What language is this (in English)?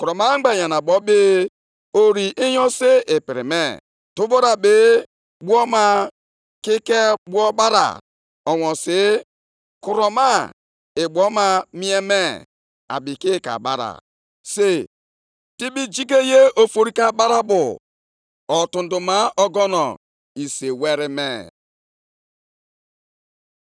Igbo